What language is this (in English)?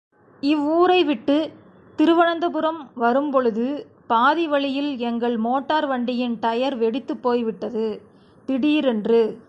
Tamil